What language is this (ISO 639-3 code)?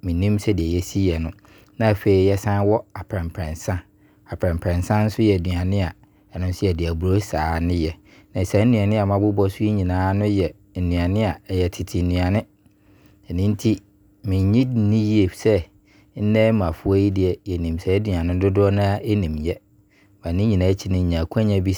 abr